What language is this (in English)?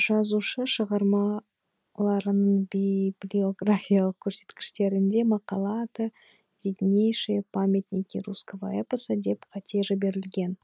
Kazakh